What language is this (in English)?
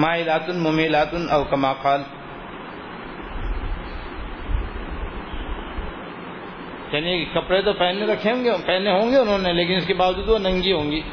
Urdu